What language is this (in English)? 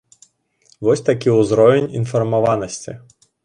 Belarusian